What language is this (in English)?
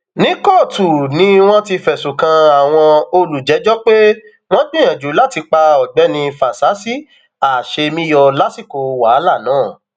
Yoruba